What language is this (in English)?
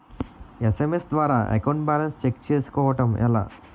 Telugu